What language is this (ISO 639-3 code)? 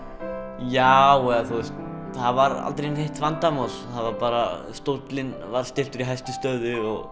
isl